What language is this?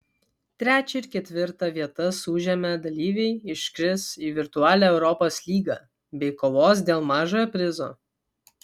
Lithuanian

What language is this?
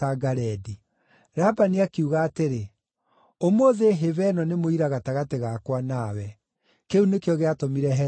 Kikuyu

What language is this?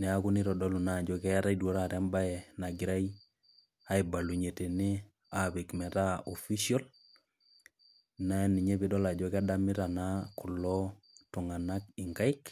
Masai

